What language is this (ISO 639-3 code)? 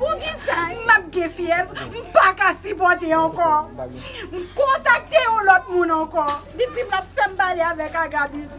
fra